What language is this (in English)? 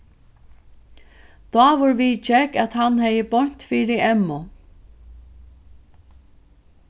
Faroese